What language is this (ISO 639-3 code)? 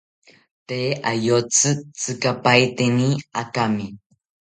cpy